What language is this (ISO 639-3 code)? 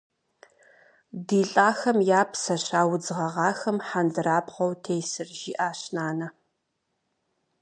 kbd